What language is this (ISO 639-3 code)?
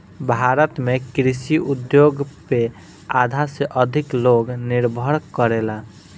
bho